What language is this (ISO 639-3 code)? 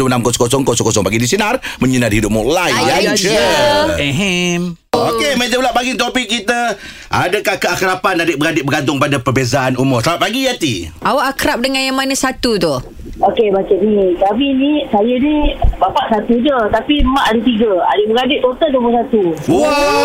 msa